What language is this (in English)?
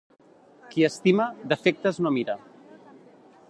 Catalan